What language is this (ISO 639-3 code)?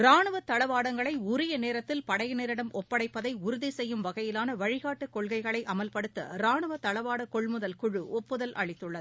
tam